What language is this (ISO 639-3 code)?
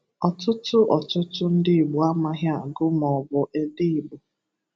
ibo